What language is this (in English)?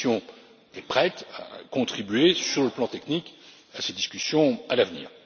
French